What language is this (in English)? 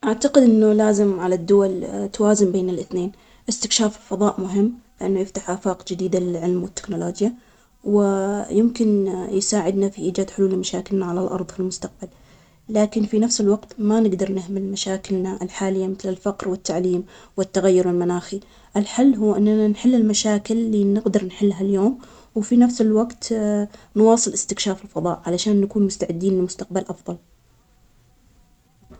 Omani Arabic